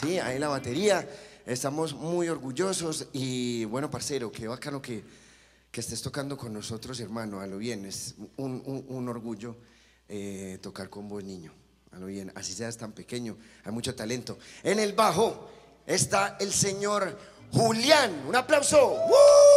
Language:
Spanish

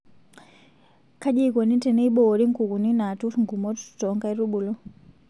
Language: Masai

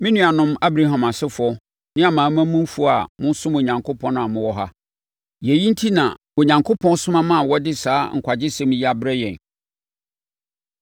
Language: Akan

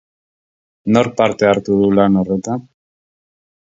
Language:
Basque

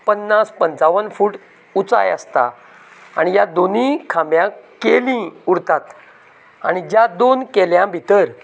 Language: Konkani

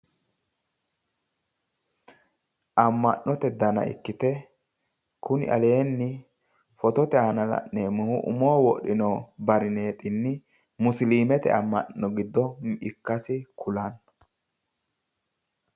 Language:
Sidamo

